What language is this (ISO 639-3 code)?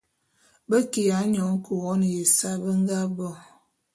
bum